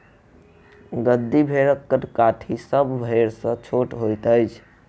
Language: Maithili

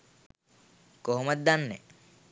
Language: Sinhala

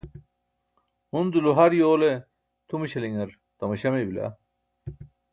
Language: Burushaski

